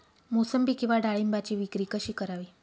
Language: Marathi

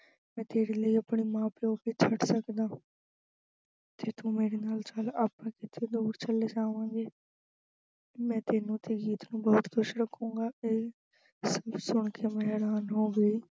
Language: Punjabi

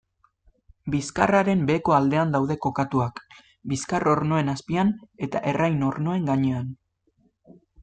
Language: Basque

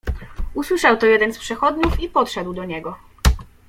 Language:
Polish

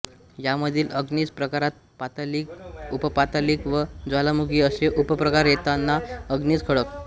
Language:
Marathi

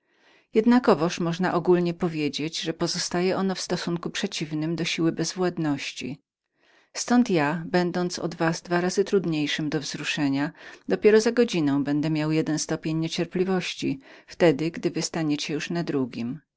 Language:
Polish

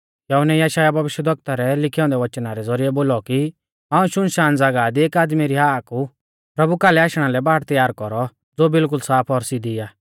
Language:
Mahasu Pahari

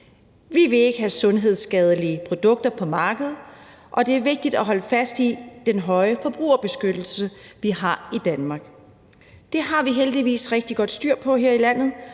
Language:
Danish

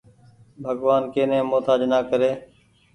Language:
Goaria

